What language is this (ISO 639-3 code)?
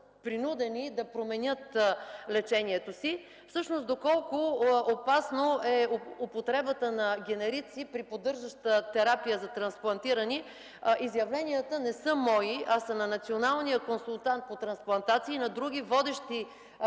bul